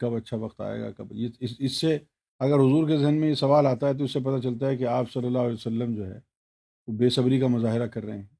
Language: Urdu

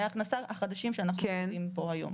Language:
Hebrew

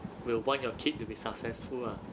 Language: English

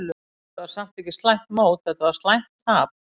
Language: Icelandic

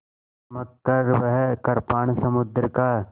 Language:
Hindi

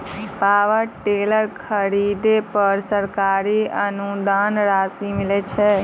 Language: Maithili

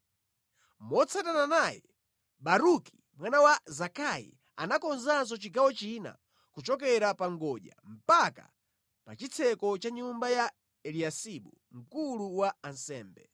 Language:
Nyanja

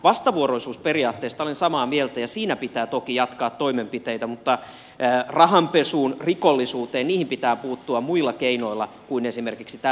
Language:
Finnish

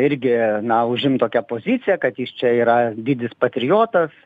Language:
Lithuanian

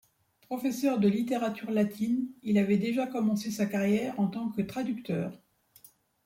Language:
French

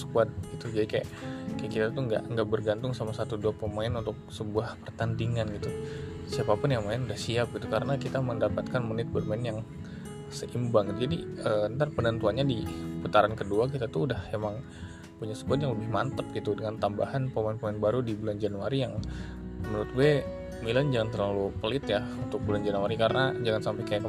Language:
Indonesian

